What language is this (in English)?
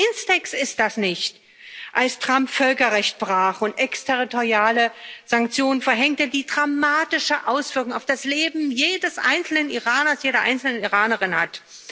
German